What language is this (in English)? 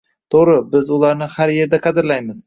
Uzbek